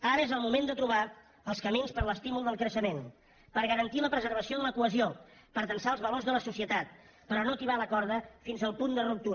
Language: Catalan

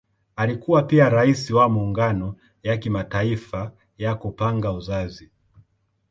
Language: Swahili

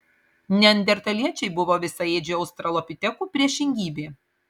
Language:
Lithuanian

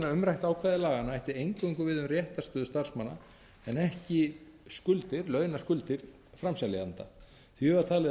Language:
Icelandic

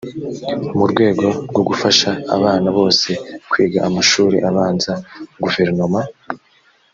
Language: Kinyarwanda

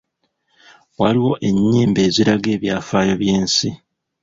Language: Ganda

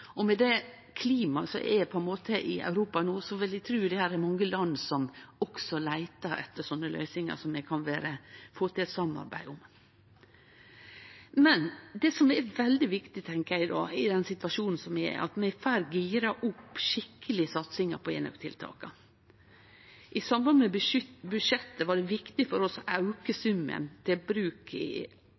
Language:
Norwegian Nynorsk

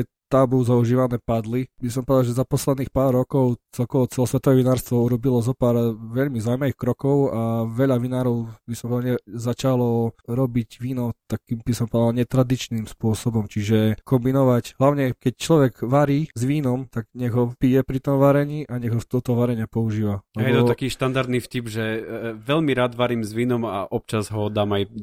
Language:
Slovak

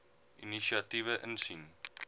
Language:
Afrikaans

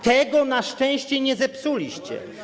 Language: Polish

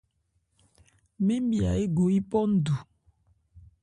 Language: Ebrié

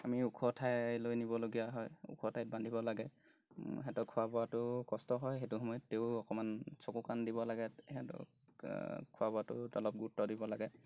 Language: Assamese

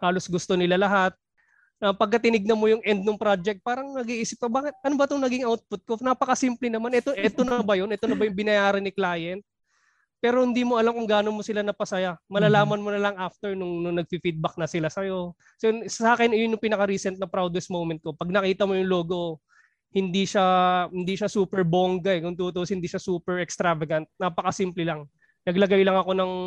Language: Filipino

